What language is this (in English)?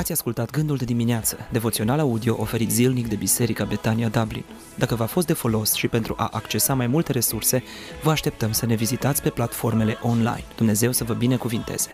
Romanian